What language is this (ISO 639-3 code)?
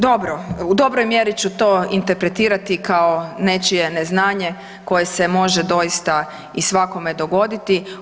hrv